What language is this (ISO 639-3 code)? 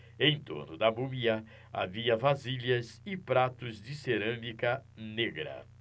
por